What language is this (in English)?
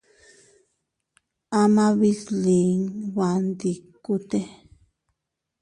Teutila Cuicatec